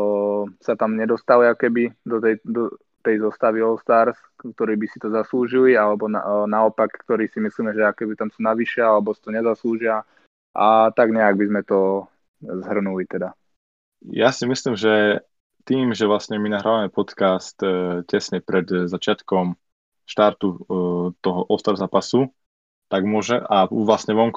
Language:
Slovak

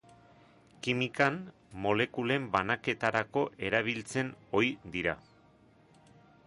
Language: Basque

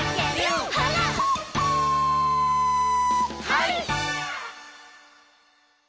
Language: Japanese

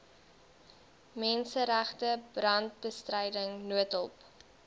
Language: Afrikaans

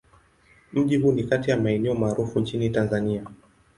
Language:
Swahili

